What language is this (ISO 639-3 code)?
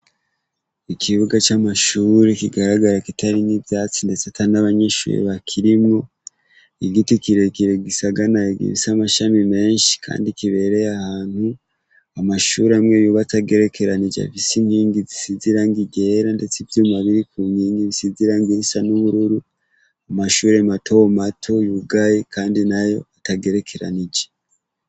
run